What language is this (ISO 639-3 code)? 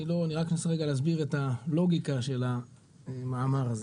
heb